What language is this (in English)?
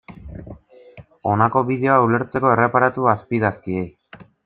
Basque